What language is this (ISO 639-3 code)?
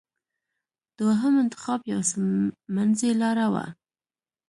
pus